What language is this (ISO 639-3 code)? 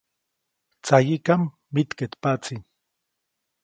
zoc